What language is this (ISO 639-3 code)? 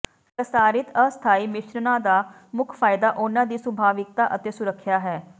pan